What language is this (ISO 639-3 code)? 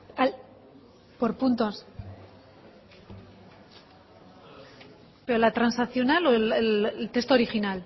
spa